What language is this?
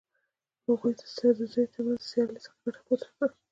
Pashto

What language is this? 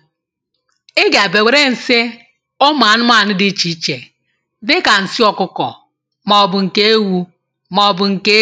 Igbo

